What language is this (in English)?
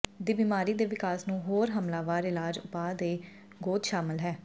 Punjabi